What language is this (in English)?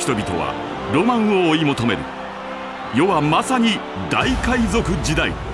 Japanese